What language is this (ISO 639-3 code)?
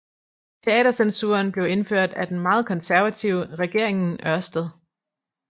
dan